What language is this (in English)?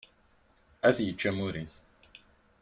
Kabyle